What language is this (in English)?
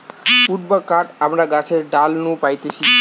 Bangla